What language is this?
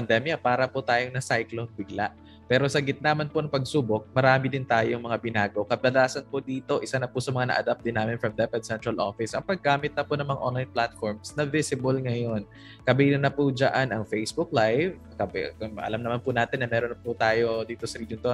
Filipino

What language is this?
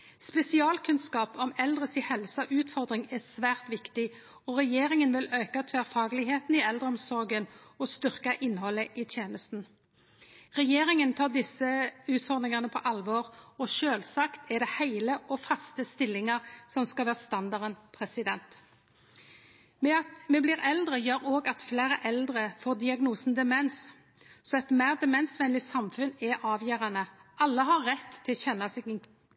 Norwegian Nynorsk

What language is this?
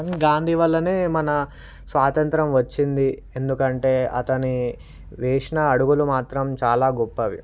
Telugu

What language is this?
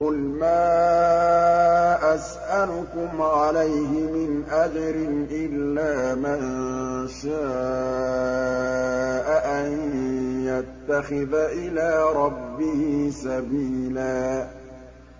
Arabic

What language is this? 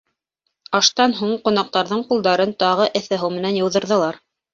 Bashkir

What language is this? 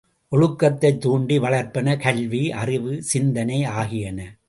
Tamil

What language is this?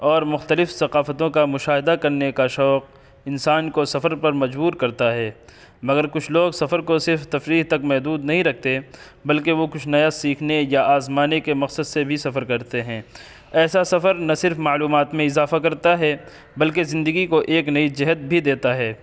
Urdu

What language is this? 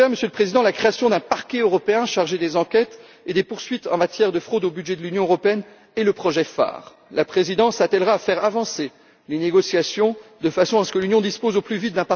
French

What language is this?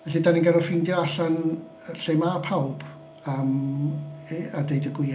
Welsh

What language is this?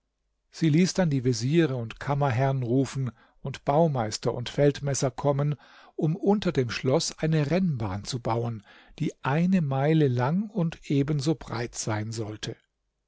German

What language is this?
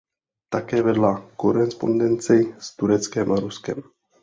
Czech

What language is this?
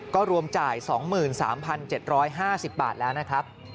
Thai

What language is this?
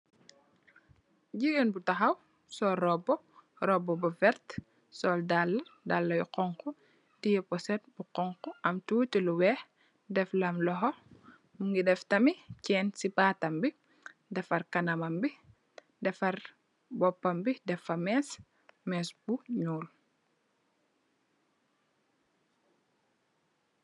Wolof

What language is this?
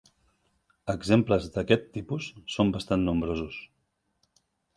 Catalan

